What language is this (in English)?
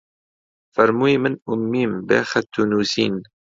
Central Kurdish